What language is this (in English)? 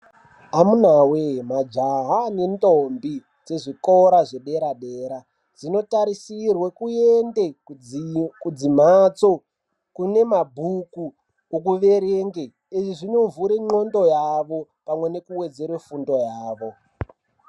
Ndau